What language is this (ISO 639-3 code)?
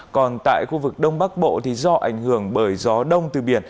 vie